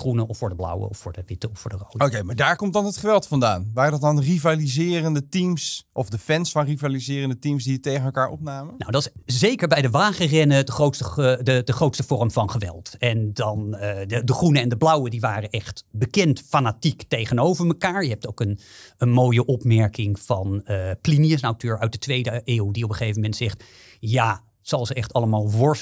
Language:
Dutch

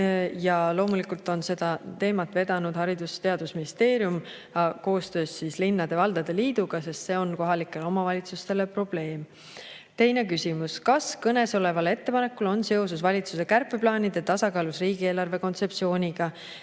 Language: Estonian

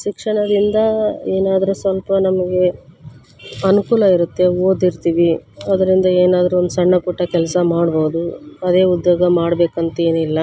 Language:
Kannada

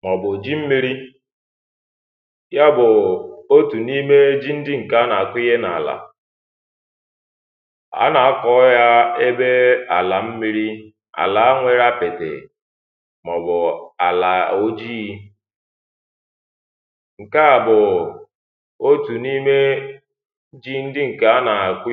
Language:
Igbo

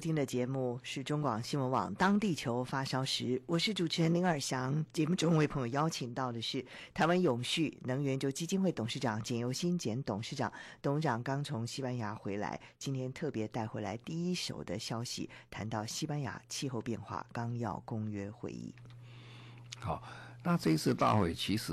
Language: Chinese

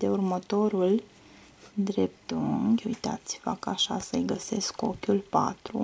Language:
Romanian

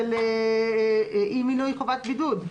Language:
Hebrew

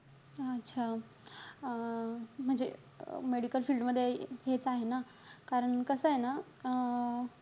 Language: Marathi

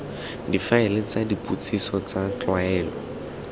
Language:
Tswana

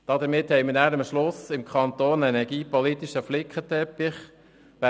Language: Swiss German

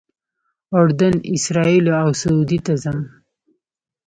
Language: Pashto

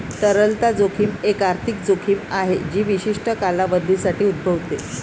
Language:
Marathi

